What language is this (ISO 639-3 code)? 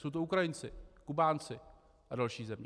ces